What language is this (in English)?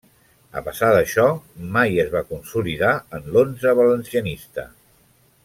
Catalan